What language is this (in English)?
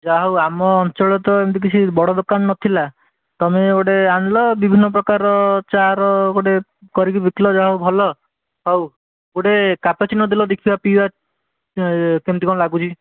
Odia